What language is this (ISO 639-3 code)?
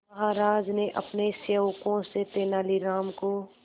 hin